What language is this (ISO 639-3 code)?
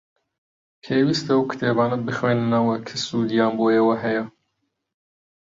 ckb